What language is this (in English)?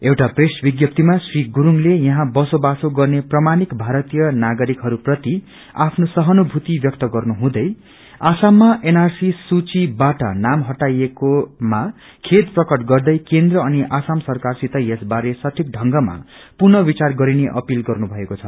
Nepali